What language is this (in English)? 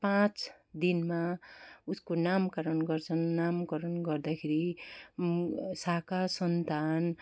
Nepali